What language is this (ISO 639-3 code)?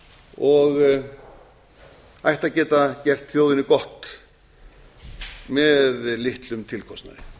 isl